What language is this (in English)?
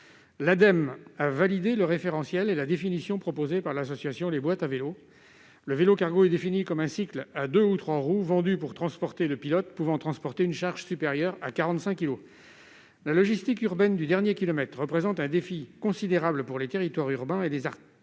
French